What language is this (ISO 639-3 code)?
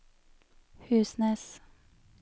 nor